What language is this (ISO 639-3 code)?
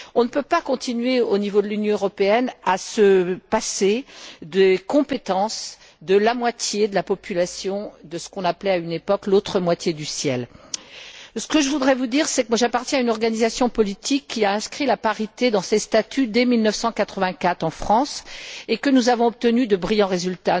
fra